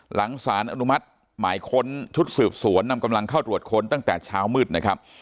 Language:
Thai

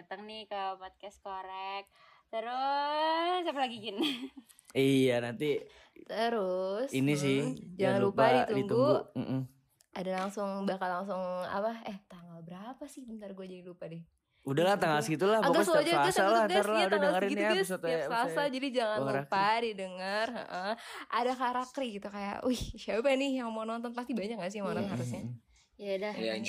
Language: Indonesian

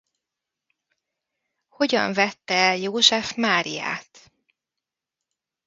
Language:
Hungarian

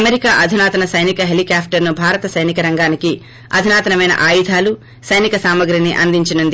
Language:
Telugu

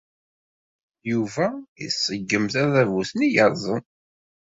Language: Kabyle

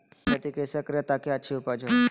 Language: Magahi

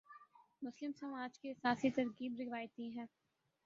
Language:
Urdu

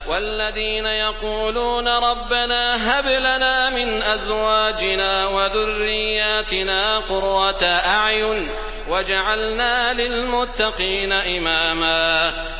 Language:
Arabic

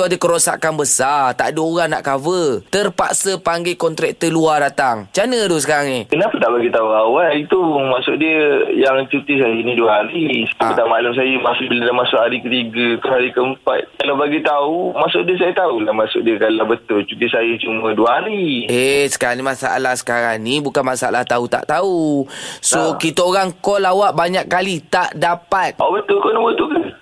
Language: Malay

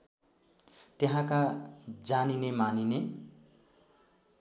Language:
Nepali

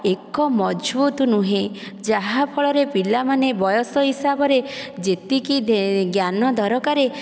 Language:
Odia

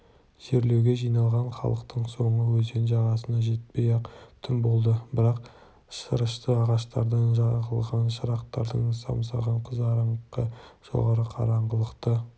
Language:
Kazakh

